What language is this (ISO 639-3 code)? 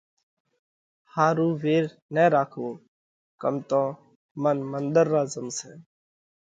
kvx